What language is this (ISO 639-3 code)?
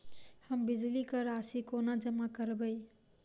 mai